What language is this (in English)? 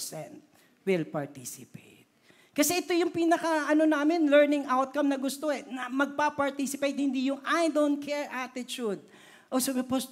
Filipino